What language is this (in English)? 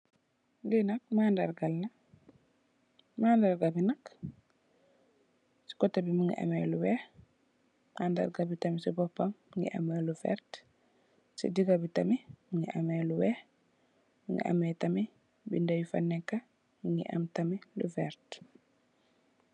Wolof